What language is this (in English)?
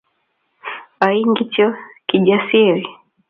Kalenjin